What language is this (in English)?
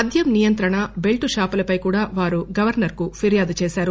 Telugu